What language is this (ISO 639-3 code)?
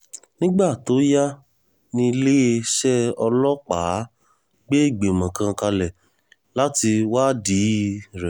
yor